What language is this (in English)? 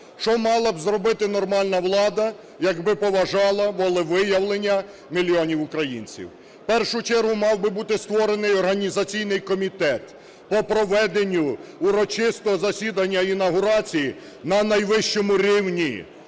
Ukrainian